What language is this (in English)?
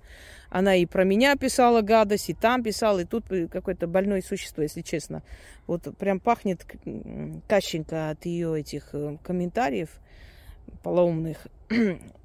Russian